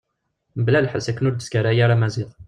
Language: Kabyle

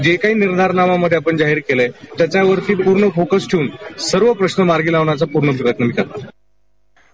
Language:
Marathi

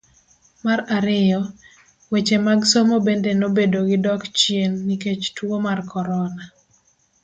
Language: Luo (Kenya and Tanzania)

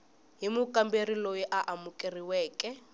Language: Tsonga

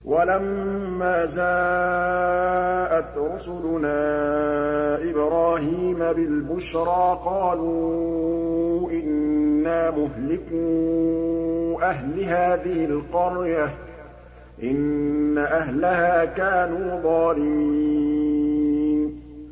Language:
Arabic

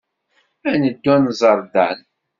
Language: Kabyle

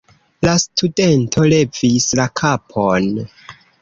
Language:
Esperanto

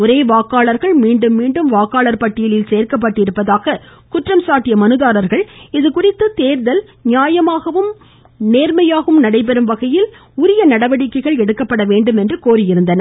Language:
Tamil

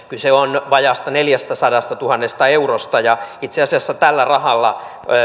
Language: Finnish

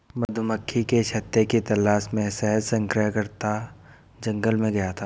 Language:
Hindi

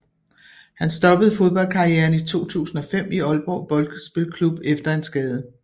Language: Danish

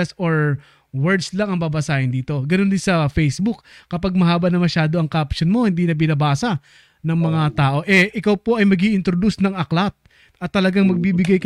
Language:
Filipino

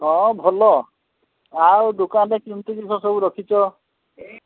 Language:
Odia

